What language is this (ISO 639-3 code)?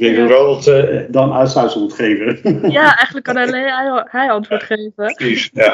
nld